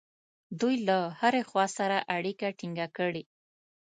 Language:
Pashto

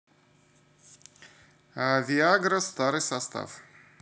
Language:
Russian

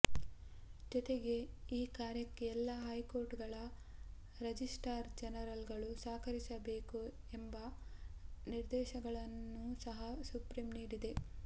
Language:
Kannada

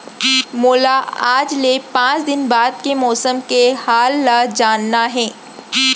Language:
Chhattisgarhi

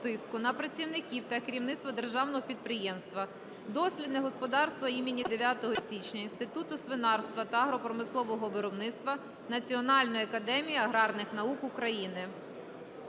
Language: Ukrainian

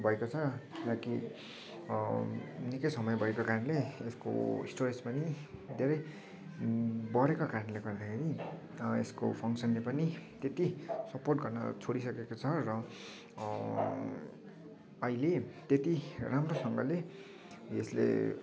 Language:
Nepali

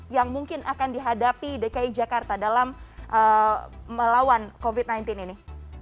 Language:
Indonesian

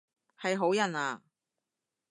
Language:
Cantonese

